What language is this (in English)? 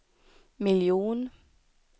Swedish